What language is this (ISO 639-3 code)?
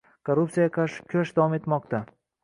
uzb